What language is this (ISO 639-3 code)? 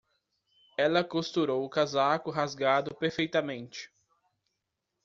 por